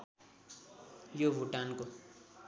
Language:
Nepali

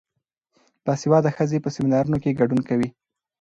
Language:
Pashto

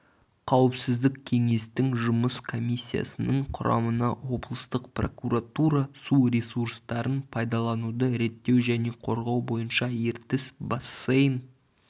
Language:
Kazakh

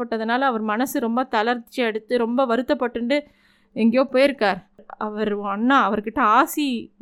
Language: Tamil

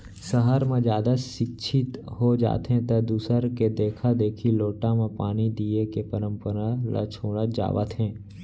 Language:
Chhattisgarhi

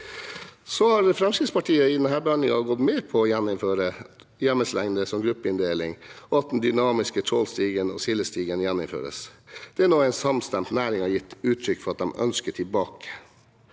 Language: Norwegian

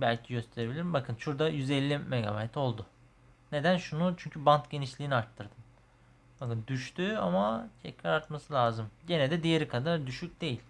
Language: Turkish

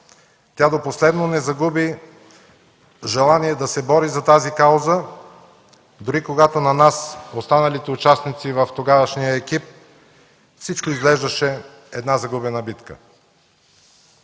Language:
Bulgarian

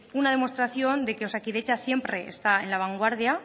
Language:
Spanish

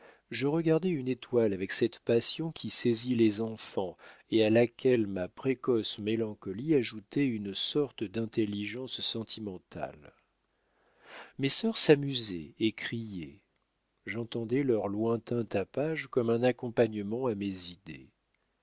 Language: French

